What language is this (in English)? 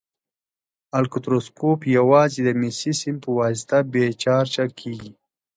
Pashto